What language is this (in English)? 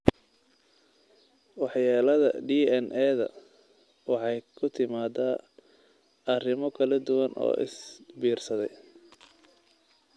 Somali